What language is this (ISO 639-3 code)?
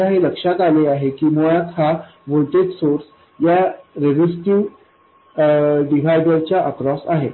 mar